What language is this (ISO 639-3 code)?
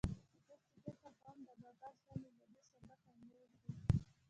pus